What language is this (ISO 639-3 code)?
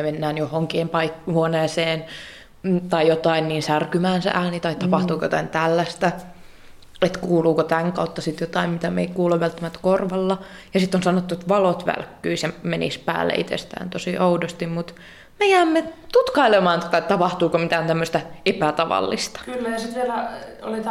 fin